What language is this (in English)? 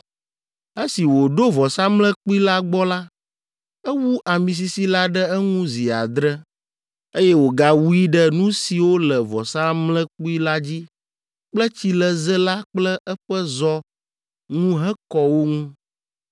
Ewe